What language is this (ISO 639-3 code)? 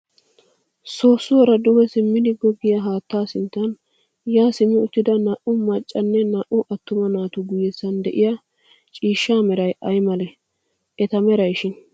wal